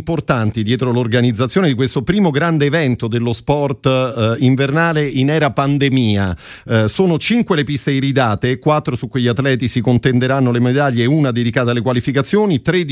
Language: Italian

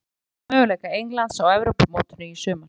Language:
Icelandic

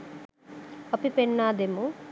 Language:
Sinhala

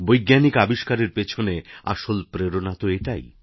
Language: Bangla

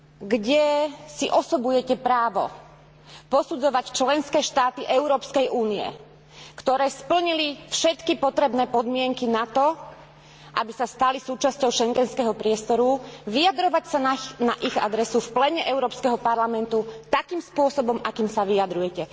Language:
Slovak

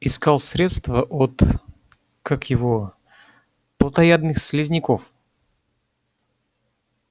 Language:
Russian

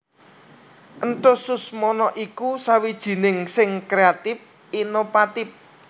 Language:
Javanese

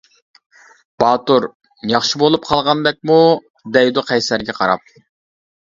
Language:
Uyghur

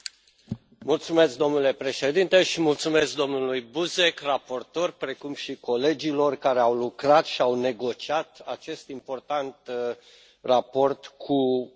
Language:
Romanian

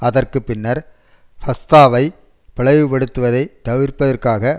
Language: Tamil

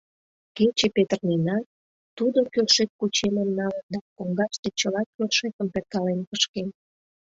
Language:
Mari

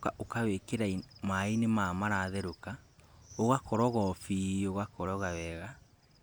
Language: Kikuyu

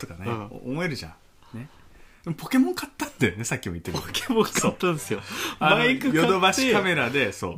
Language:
Japanese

